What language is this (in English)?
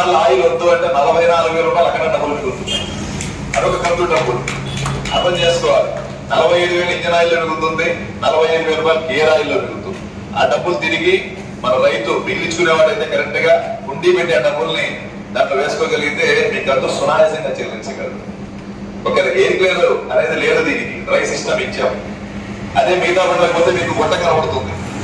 Indonesian